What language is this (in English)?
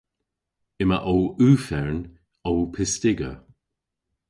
Cornish